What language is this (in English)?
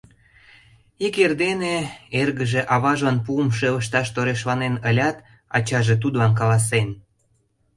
Mari